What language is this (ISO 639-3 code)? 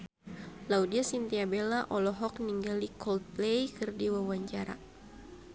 sun